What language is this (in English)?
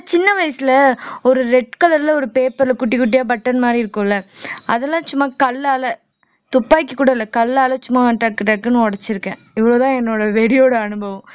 Tamil